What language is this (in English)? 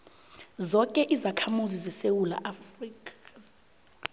South Ndebele